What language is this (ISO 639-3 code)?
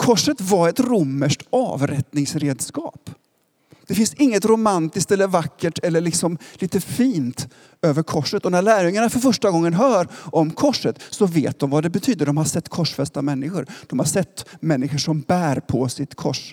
swe